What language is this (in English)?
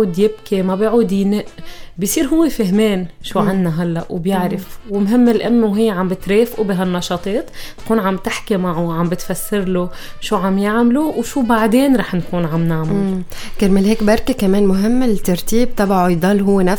Arabic